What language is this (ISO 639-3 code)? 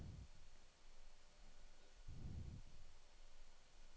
nor